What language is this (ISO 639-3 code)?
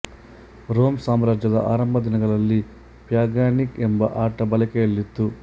kan